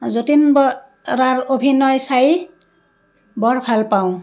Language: Assamese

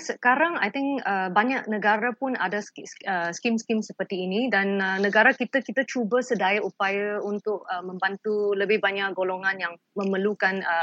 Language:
Malay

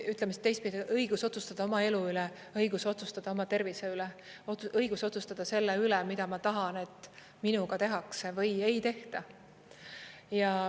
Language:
Estonian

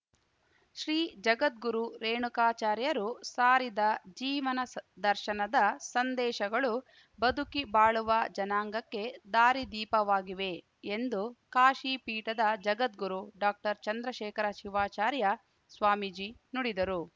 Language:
Kannada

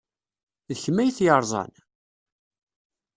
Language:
Kabyle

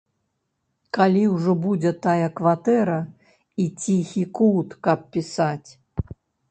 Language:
Belarusian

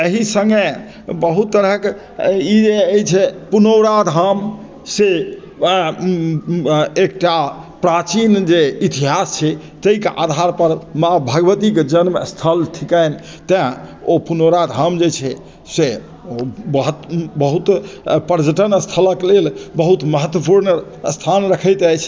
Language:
Maithili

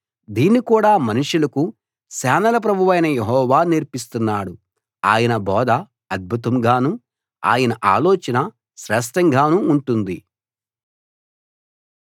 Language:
Telugu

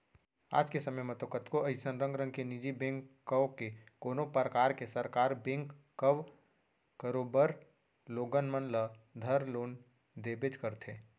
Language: Chhattisgarhi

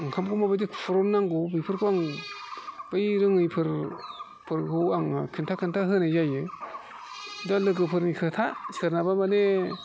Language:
Bodo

